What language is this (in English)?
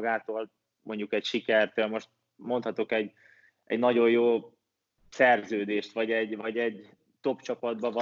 Hungarian